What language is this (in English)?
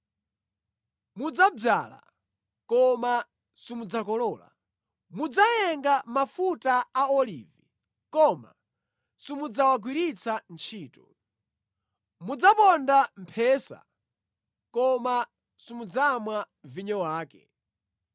Nyanja